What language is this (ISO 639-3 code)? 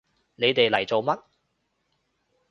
yue